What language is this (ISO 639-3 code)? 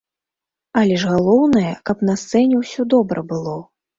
bel